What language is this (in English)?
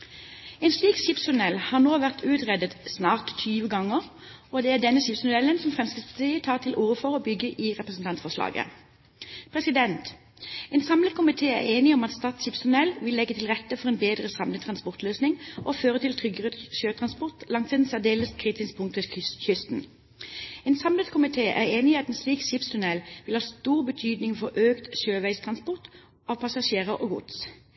Norwegian Bokmål